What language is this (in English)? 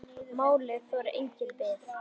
Icelandic